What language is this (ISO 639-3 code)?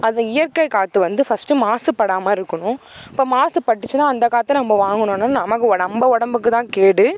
tam